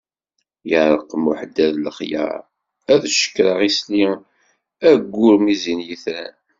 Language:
Kabyle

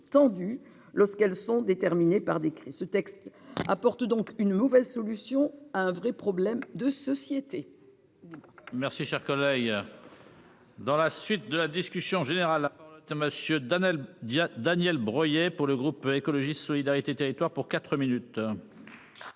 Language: French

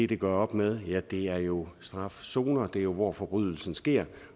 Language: Danish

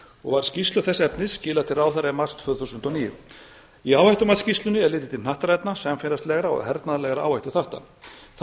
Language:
Icelandic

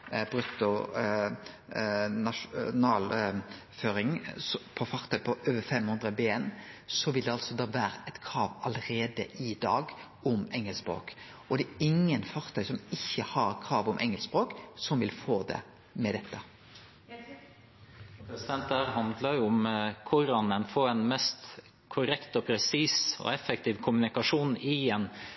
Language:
Norwegian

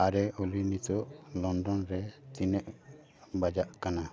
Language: Santali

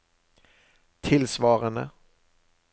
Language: Norwegian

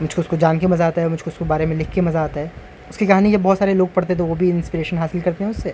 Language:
Urdu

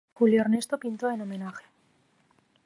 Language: Spanish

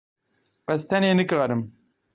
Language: Kurdish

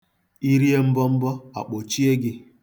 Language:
Igbo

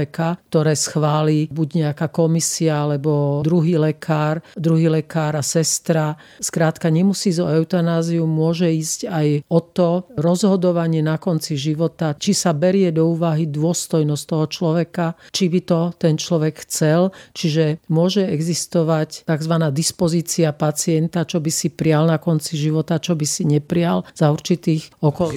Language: Slovak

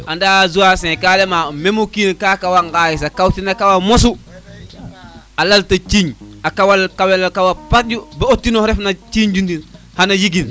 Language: Serer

